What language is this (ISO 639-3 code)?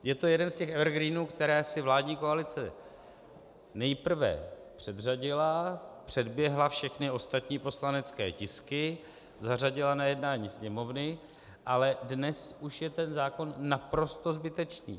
ces